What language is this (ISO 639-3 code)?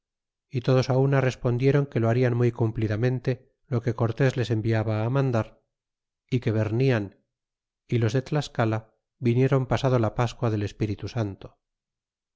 spa